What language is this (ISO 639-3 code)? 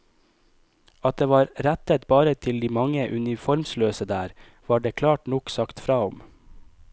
nor